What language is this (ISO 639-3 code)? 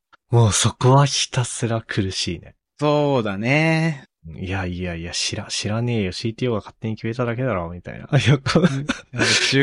jpn